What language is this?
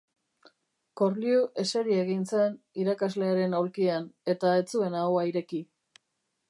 Basque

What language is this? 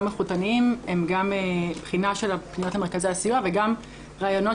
Hebrew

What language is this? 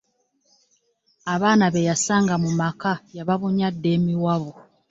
Ganda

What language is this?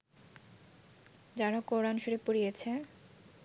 Bangla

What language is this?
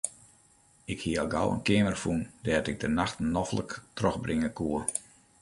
Western Frisian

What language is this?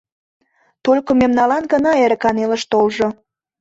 Mari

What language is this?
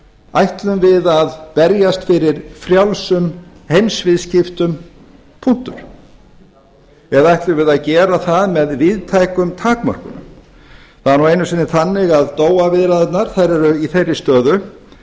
Icelandic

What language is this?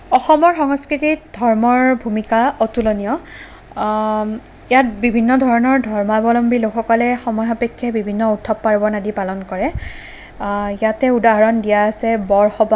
Assamese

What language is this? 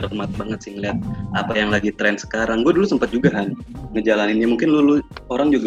Indonesian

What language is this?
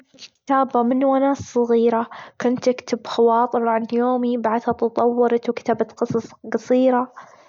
Gulf Arabic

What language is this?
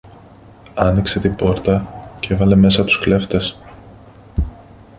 Greek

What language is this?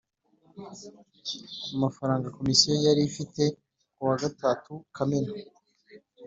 Kinyarwanda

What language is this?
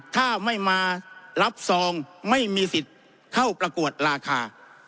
Thai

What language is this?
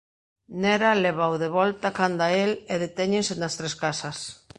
Galician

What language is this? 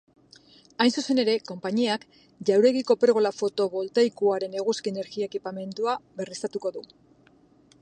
Basque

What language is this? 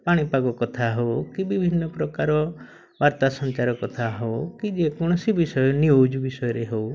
Odia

